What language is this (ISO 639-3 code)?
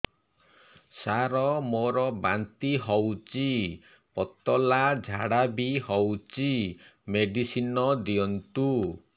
ori